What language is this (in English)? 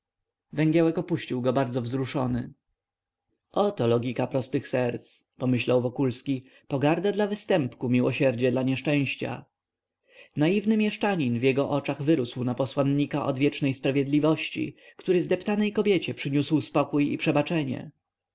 Polish